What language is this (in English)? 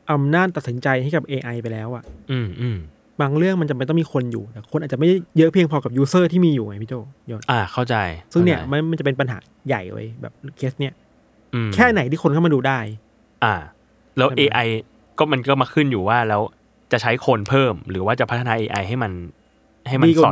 Thai